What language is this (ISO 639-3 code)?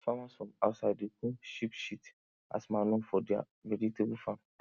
pcm